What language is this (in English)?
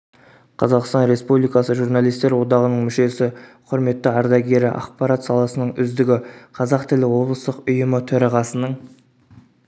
Kazakh